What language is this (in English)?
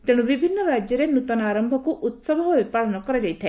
Odia